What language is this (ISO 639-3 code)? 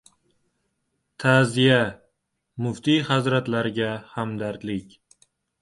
uzb